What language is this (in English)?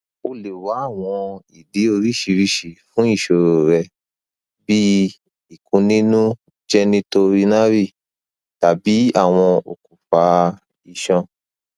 Yoruba